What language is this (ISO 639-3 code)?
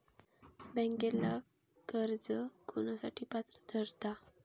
mar